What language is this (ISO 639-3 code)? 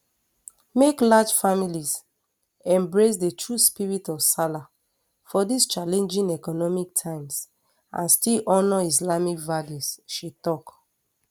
pcm